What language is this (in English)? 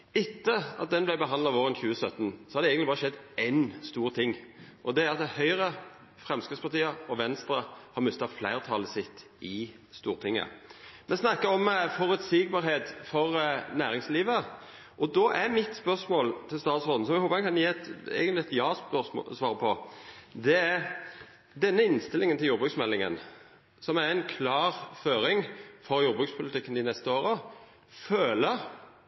Norwegian Nynorsk